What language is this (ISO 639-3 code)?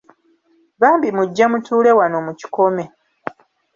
lug